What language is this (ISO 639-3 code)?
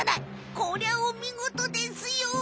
jpn